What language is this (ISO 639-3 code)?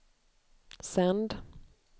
swe